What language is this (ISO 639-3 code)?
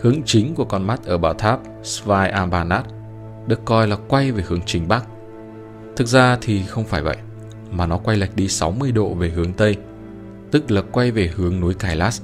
vie